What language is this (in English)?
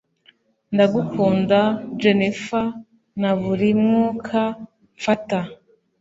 Kinyarwanda